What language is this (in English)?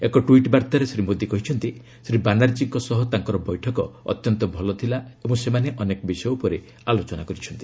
Odia